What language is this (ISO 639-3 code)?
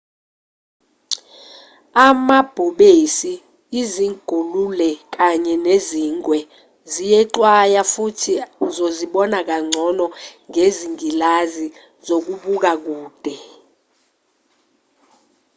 zul